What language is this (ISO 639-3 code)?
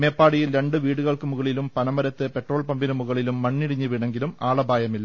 mal